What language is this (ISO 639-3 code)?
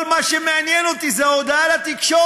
heb